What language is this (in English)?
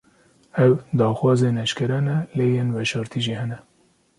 Kurdish